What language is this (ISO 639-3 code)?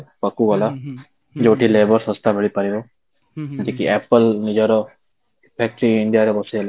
ori